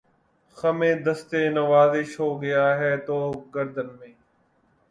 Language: Urdu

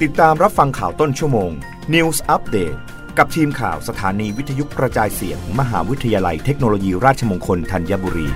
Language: Thai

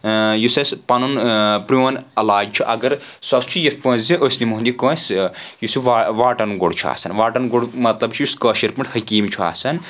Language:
Kashmiri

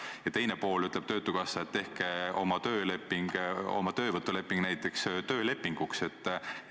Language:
Estonian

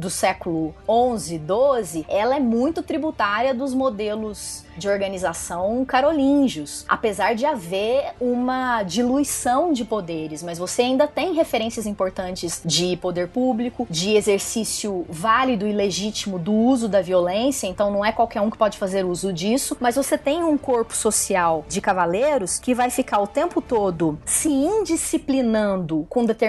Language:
Portuguese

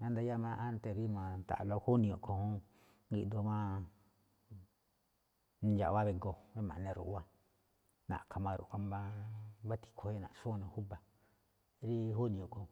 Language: Malinaltepec Me'phaa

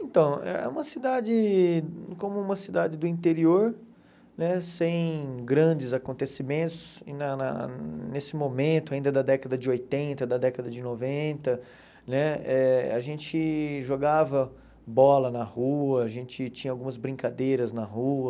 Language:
Portuguese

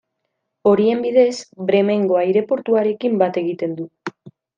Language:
Basque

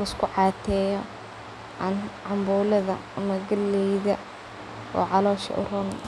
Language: Somali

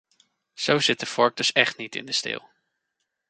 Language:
Dutch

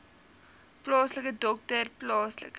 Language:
Afrikaans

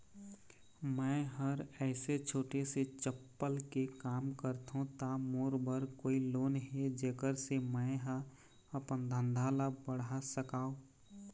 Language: Chhattisgarhi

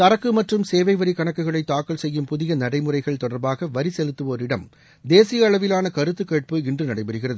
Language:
Tamil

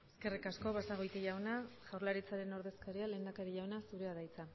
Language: Basque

